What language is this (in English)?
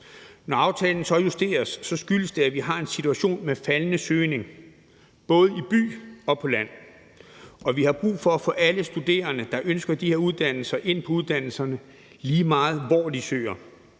Danish